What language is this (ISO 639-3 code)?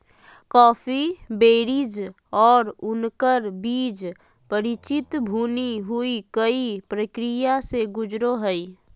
mag